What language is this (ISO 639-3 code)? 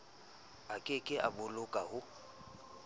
sot